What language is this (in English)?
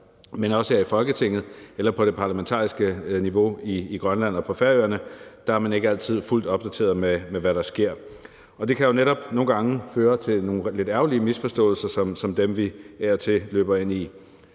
Danish